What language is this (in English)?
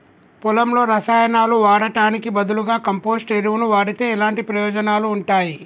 Telugu